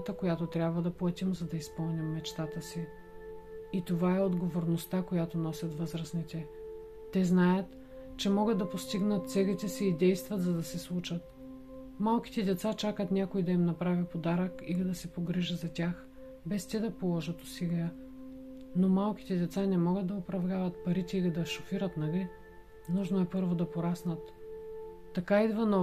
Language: Bulgarian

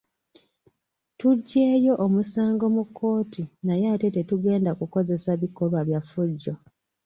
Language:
Ganda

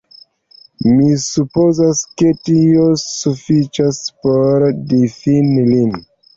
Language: Esperanto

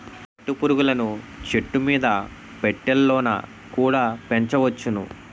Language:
Telugu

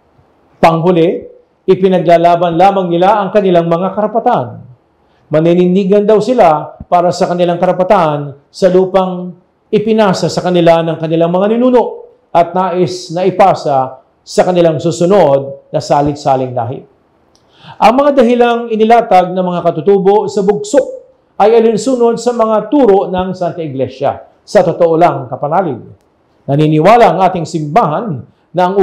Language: Filipino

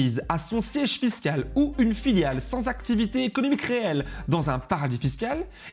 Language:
French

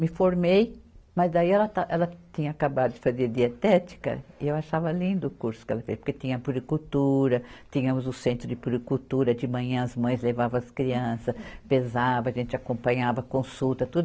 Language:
Portuguese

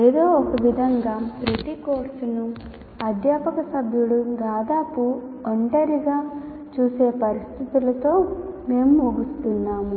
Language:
Telugu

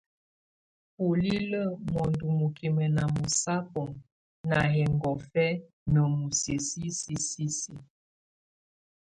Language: Tunen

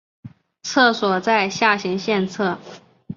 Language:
Chinese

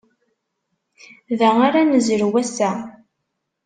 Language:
Kabyle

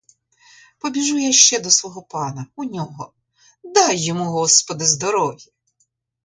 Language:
Ukrainian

